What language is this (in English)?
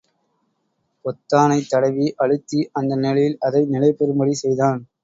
Tamil